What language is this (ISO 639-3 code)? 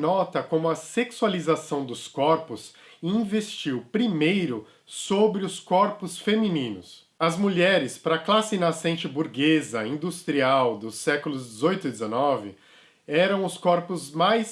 por